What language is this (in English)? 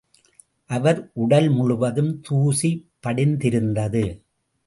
Tamil